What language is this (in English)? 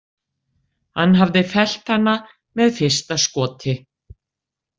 Icelandic